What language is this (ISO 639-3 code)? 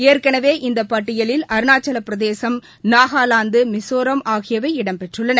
tam